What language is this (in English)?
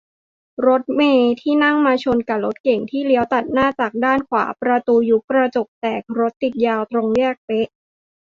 Thai